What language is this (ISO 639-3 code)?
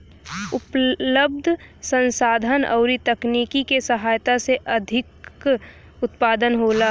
bho